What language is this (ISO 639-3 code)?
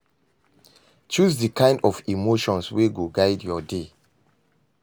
pcm